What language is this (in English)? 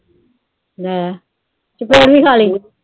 Punjabi